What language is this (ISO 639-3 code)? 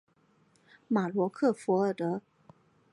zho